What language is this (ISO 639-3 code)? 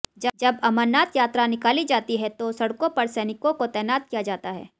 hin